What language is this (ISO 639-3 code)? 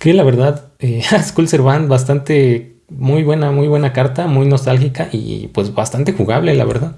spa